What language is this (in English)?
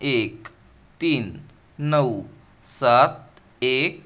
Marathi